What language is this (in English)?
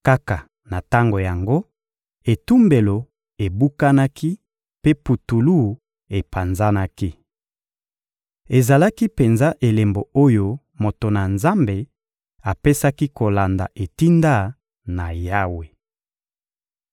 Lingala